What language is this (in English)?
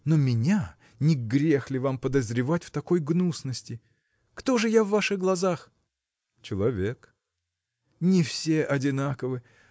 Russian